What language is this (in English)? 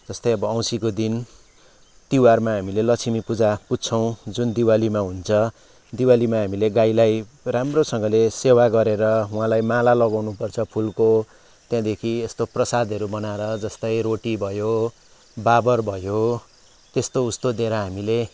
Nepali